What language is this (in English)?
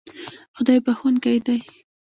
Pashto